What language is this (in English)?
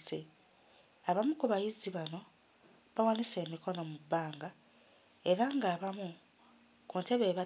Ganda